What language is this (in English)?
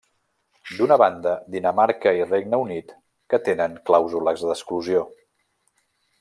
Catalan